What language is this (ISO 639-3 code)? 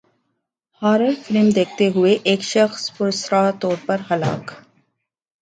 urd